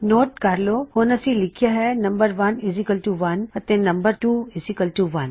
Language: Punjabi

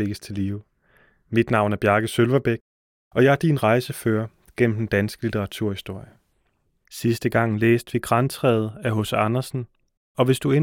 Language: Danish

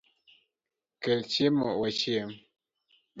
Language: Luo (Kenya and Tanzania)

